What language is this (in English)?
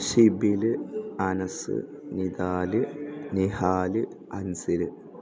Malayalam